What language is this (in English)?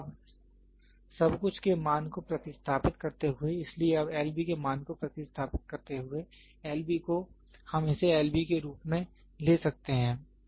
Hindi